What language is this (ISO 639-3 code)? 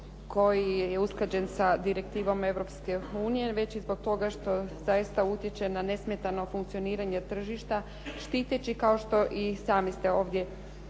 hrv